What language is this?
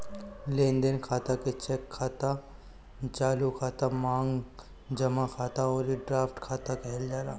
Bhojpuri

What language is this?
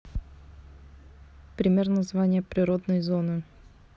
Russian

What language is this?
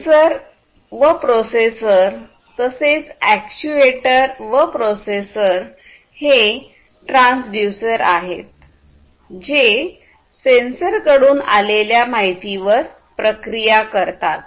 Marathi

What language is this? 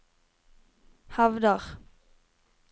Norwegian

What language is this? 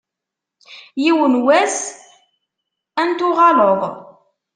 Kabyle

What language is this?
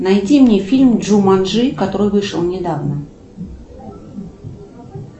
Russian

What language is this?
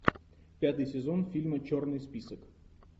Russian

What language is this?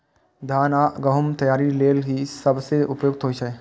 Maithili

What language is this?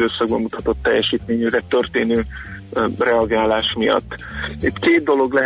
Hungarian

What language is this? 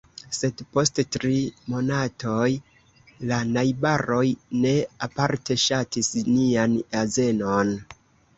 Esperanto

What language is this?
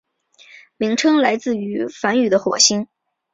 Chinese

